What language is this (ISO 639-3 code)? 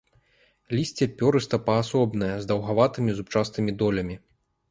bel